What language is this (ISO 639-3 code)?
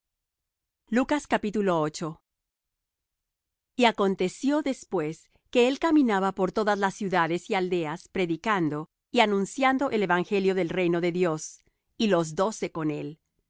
spa